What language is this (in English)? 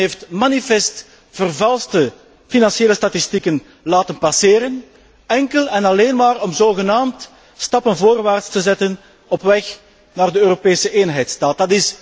Dutch